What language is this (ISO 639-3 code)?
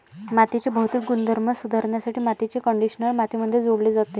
mar